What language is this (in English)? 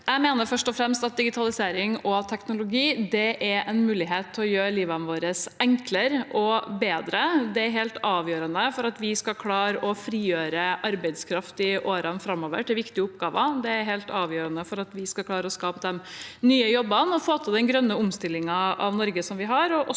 Norwegian